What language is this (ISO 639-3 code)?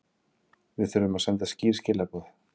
isl